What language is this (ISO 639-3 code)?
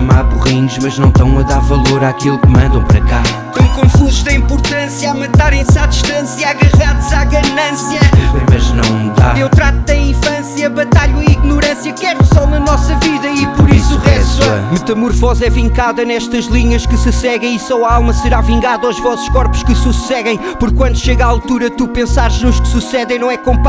por